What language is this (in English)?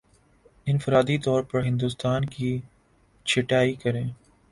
Urdu